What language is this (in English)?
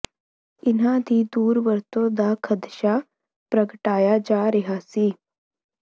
Punjabi